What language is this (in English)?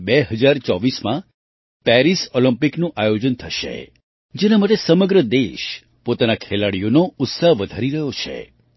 Gujarati